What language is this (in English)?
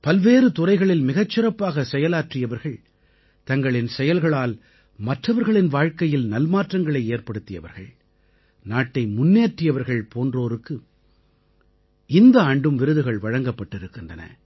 Tamil